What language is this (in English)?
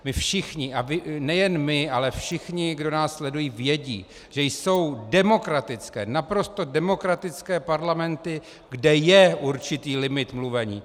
Czech